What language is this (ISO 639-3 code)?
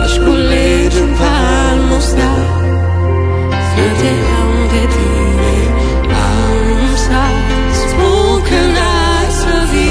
ron